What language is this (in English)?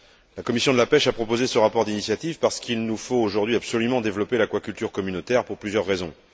French